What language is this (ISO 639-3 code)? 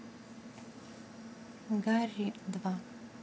rus